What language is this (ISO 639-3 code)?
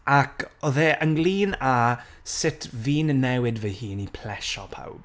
cym